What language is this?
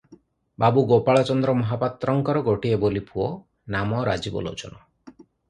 Odia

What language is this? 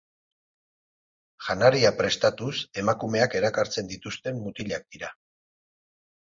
Basque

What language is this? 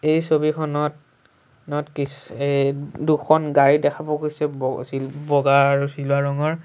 Assamese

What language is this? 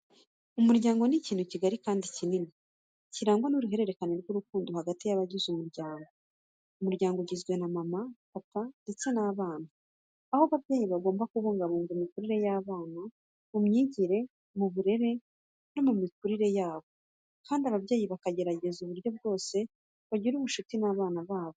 Kinyarwanda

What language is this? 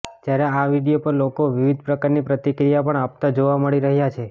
Gujarati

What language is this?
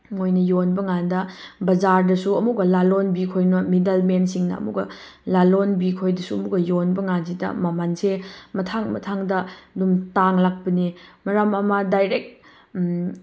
Manipuri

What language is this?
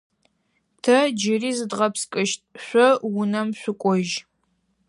Adyghe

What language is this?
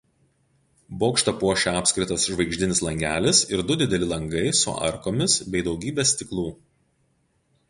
Lithuanian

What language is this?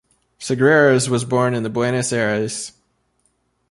English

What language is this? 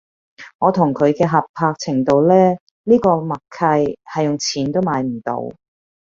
Cantonese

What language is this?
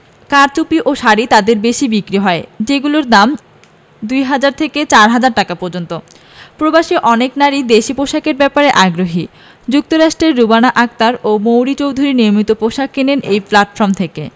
Bangla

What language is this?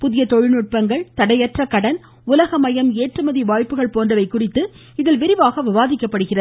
Tamil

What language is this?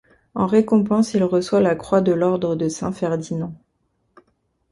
French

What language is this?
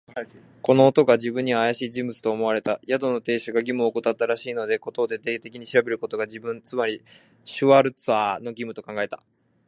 Japanese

